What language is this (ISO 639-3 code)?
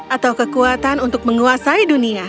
ind